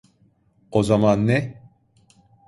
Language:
Turkish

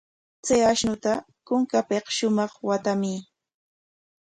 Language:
Corongo Ancash Quechua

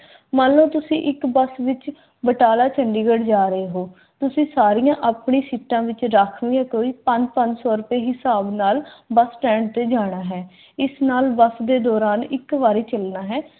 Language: Punjabi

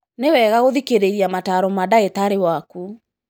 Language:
Kikuyu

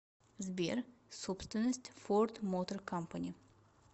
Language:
Russian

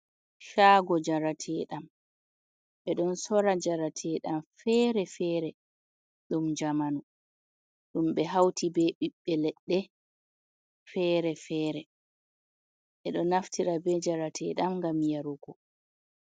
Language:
Fula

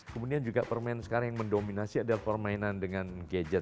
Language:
Indonesian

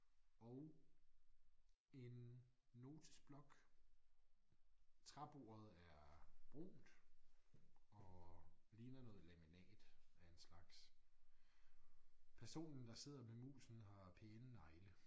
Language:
Danish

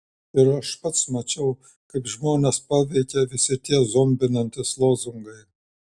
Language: Lithuanian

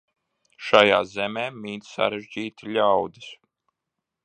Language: Latvian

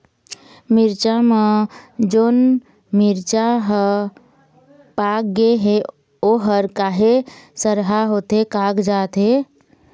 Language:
Chhattisgarhi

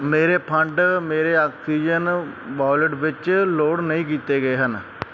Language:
Punjabi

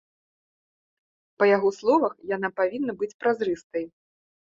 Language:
Belarusian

